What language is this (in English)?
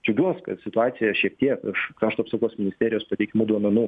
Lithuanian